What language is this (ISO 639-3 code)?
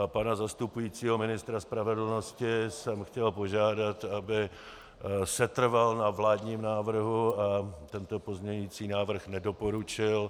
ces